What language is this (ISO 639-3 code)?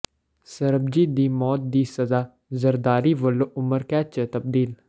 pan